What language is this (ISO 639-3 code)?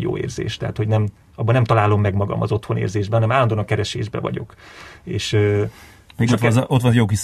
hun